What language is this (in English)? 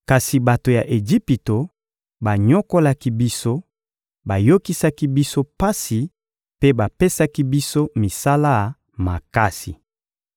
Lingala